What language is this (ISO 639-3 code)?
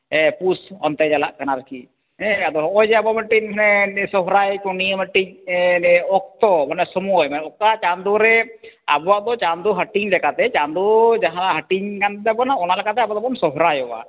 sat